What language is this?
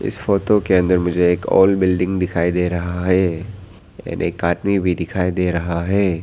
Hindi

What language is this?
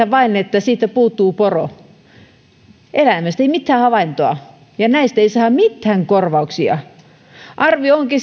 Finnish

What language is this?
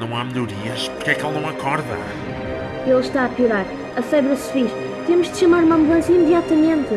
Portuguese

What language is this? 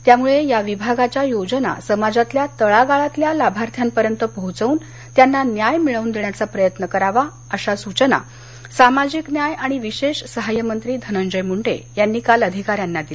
Marathi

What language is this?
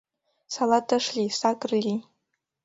Mari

